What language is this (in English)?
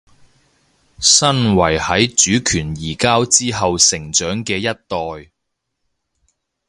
Cantonese